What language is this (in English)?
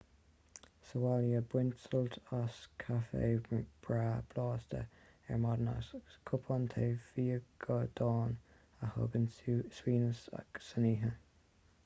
Irish